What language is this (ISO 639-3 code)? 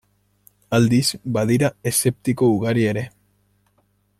eus